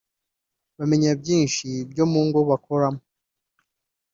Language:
Kinyarwanda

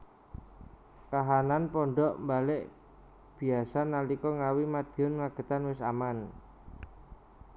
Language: Javanese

